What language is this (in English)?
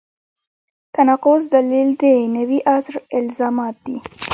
Pashto